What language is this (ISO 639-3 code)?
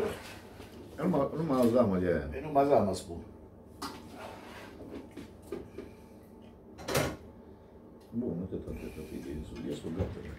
ron